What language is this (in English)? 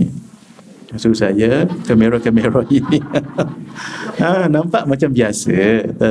Malay